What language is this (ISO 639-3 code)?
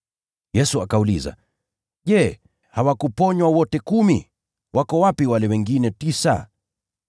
swa